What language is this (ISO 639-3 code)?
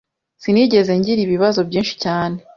kin